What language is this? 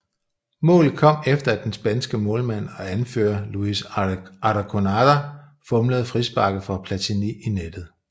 Danish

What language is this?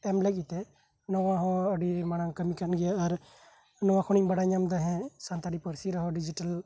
Santali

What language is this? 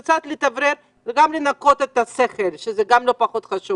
Hebrew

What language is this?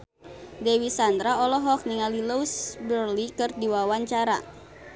Sundanese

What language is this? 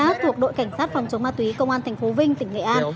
Vietnamese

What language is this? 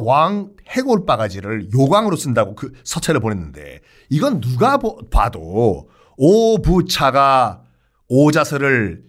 Korean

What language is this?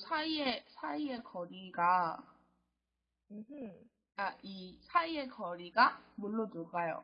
Korean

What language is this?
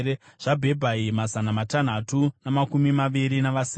Shona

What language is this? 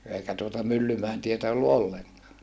Finnish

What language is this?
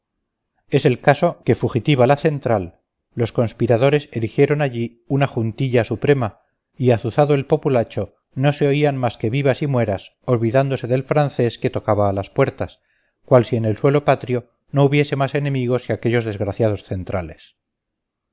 Spanish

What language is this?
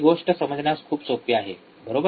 Marathi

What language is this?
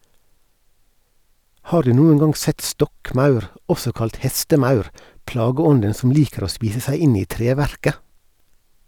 Norwegian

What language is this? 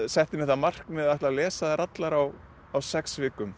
Icelandic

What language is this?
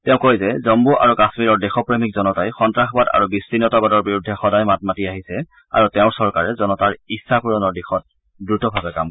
Assamese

